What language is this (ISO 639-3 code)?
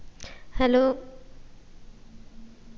mal